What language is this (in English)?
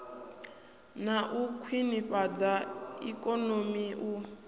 Venda